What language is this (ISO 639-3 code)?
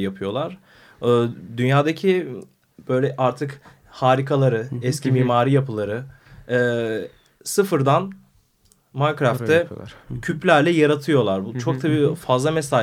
tur